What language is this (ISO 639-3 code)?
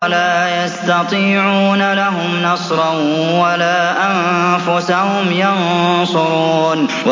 ara